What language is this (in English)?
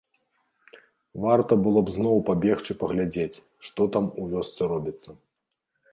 Belarusian